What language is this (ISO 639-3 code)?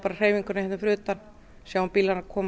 isl